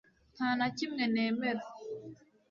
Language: Kinyarwanda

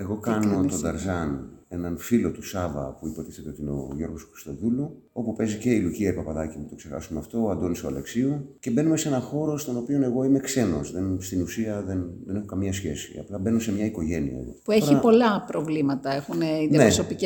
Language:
Greek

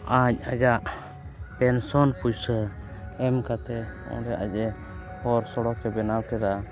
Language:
Santali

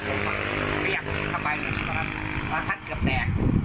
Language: Thai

